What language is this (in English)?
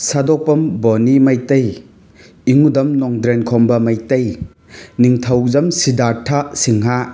Manipuri